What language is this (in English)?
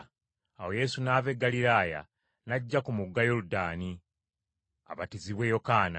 Ganda